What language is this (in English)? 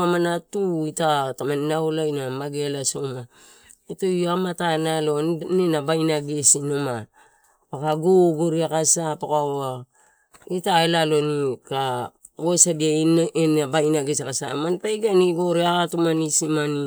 Torau